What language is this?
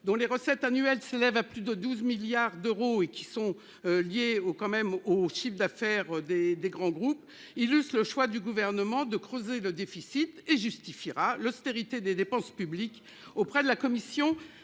French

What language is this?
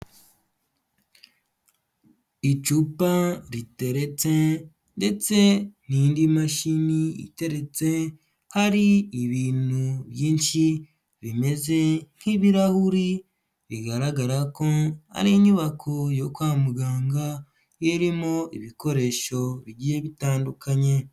Kinyarwanda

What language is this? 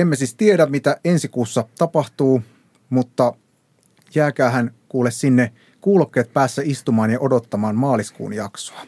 Finnish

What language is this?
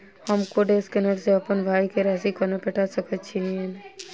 Maithili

